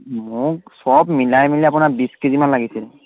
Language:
Assamese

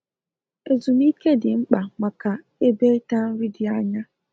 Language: Igbo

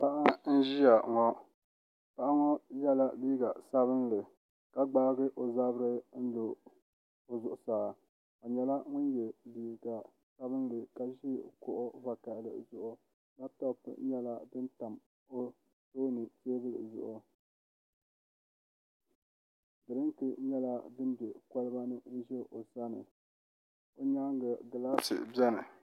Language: Dagbani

